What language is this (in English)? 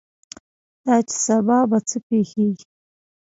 Pashto